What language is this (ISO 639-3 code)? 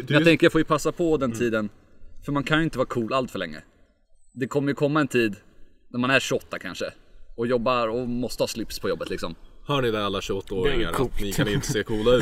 swe